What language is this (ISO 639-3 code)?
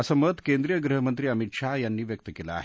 mar